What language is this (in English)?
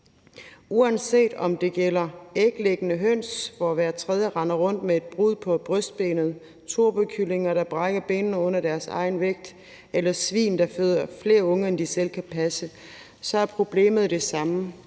Danish